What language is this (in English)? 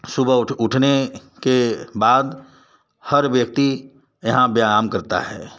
Hindi